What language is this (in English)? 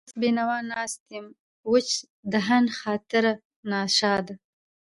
Pashto